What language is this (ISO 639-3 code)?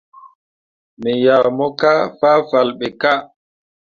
mua